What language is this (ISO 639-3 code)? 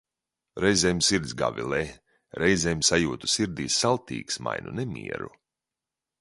lav